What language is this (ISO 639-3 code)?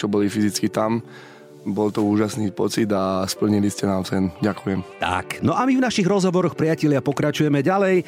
slk